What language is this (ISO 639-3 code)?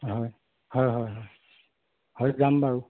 asm